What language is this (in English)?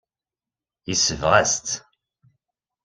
Kabyle